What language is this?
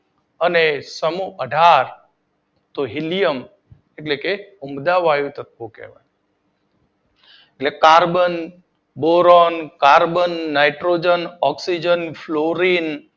Gujarati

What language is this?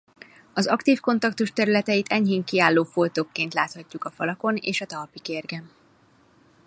Hungarian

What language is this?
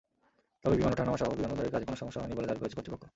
Bangla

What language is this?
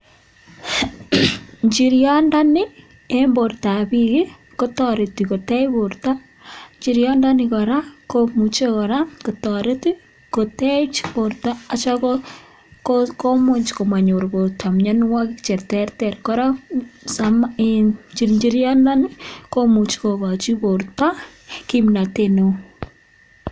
Kalenjin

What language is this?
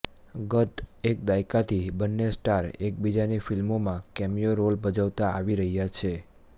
Gujarati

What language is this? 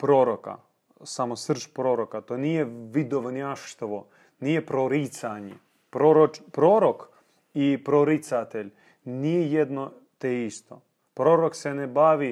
Croatian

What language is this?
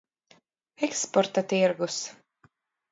Latvian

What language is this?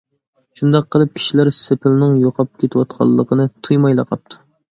Uyghur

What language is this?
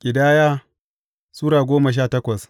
Hausa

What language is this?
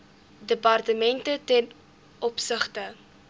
Afrikaans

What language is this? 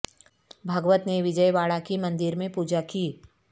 Urdu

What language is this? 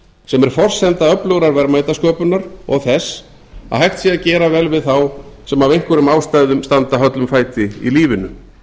Icelandic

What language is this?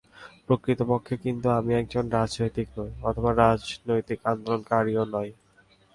Bangla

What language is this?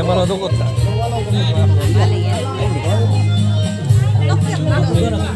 Hindi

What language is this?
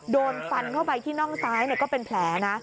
Thai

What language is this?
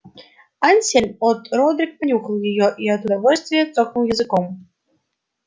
Russian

